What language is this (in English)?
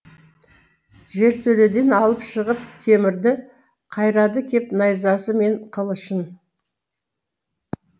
Kazakh